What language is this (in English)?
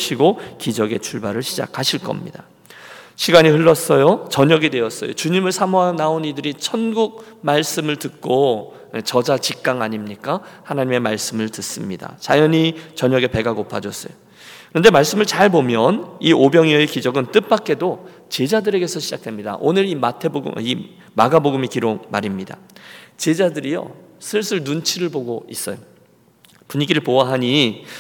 Korean